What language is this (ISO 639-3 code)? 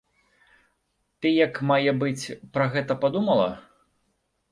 bel